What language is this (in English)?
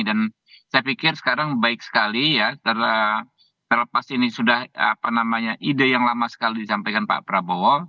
Indonesian